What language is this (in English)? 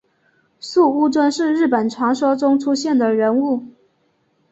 Chinese